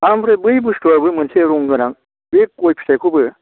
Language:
Bodo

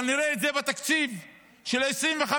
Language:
Hebrew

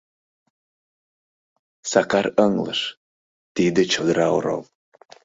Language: Mari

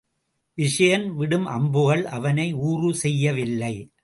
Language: Tamil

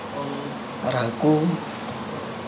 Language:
Santali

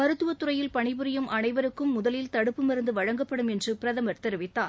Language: Tamil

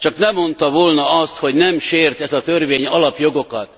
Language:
Hungarian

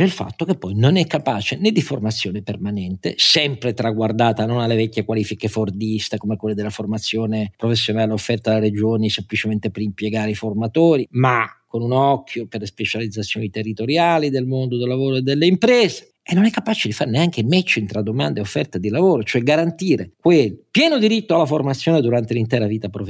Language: Italian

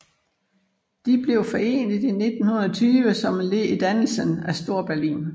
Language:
Danish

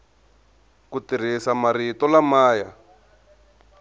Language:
Tsonga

